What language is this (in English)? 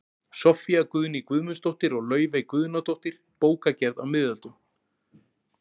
Icelandic